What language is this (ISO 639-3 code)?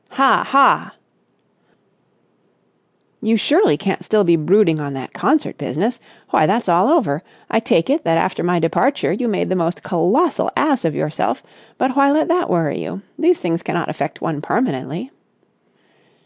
eng